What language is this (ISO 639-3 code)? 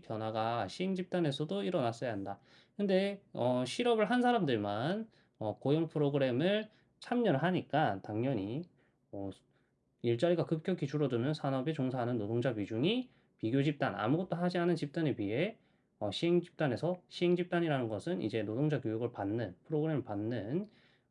kor